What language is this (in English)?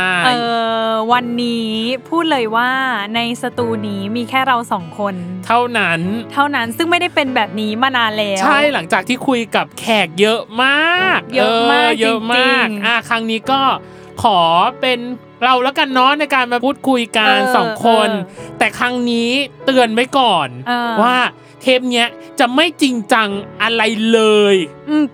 Thai